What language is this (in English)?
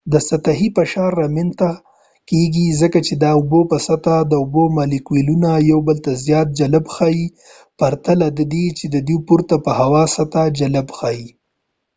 Pashto